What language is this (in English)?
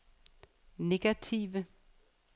Danish